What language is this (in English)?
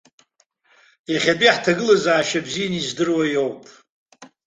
Abkhazian